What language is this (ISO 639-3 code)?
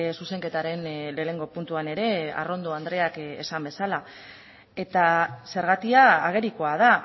eus